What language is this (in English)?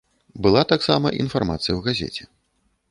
Belarusian